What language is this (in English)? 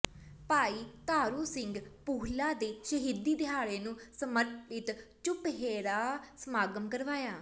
Punjabi